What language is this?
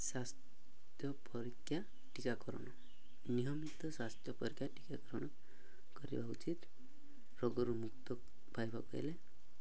Odia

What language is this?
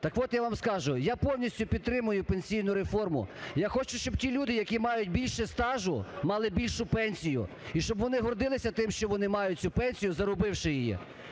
Ukrainian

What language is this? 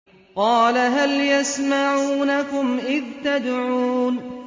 Arabic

